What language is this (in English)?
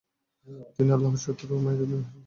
Bangla